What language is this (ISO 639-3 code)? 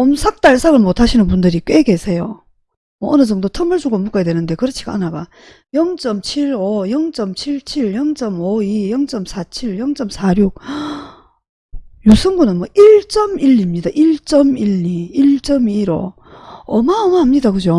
kor